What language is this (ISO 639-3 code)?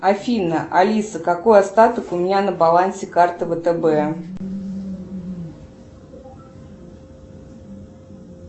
rus